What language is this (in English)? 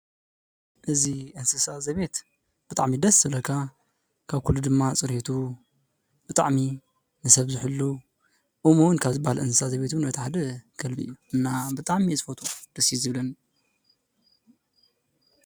Tigrinya